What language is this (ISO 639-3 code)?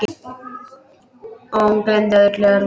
isl